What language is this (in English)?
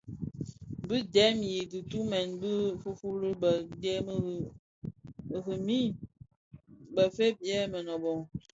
Bafia